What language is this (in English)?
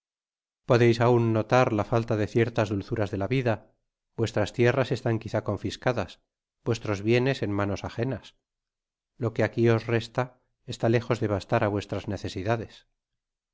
Spanish